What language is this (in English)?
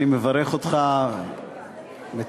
Hebrew